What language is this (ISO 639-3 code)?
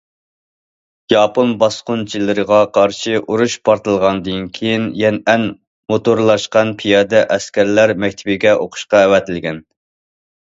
uig